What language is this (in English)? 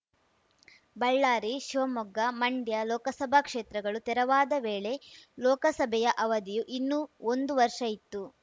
Kannada